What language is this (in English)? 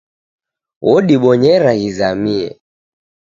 Taita